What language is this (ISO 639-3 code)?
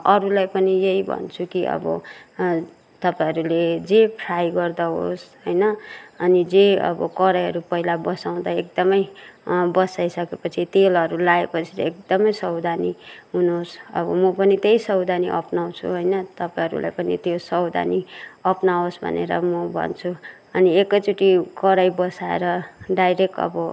nep